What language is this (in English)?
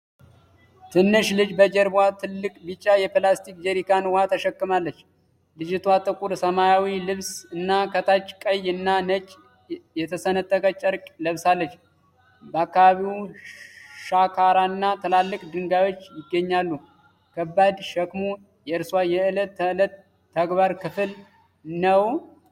Amharic